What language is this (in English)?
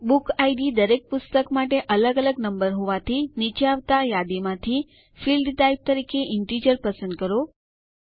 Gujarati